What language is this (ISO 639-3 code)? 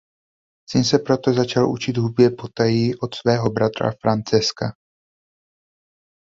ces